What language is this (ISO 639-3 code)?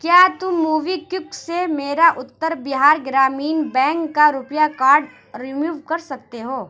urd